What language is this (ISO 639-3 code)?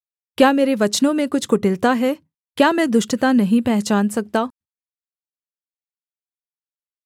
hin